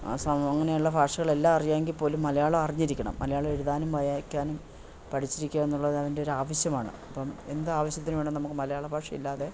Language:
Malayalam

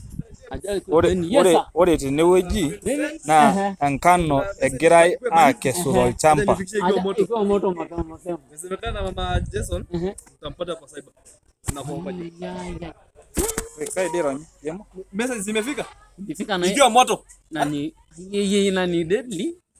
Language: Masai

